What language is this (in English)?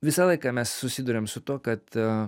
Lithuanian